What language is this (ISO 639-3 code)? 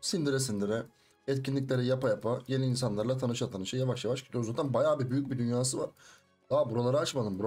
tur